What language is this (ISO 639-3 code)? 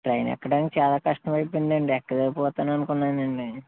tel